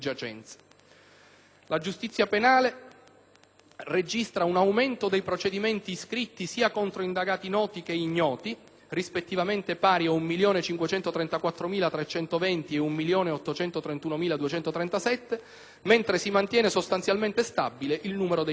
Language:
Italian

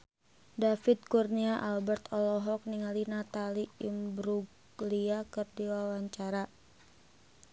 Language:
Sundanese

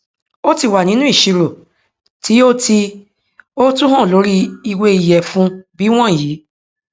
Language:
Yoruba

